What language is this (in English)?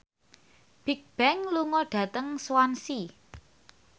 Javanese